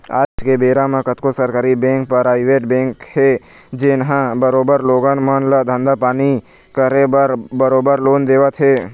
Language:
Chhattisgarhi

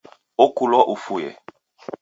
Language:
Taita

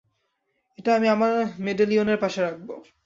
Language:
Bangla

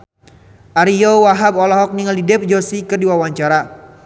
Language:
Sundanese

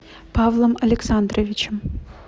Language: Russian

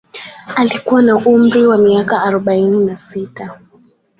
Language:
Swahili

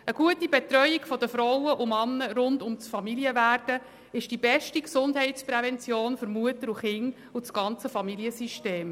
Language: Swiss German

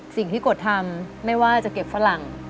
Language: Thai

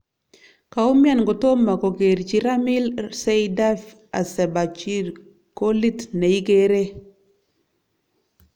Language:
Kalenjin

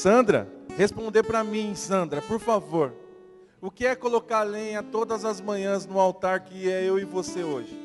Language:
Portuguese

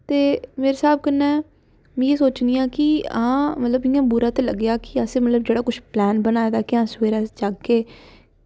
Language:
Dogri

